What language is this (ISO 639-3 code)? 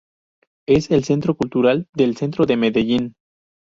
spa